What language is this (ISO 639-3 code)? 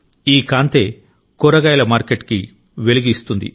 tel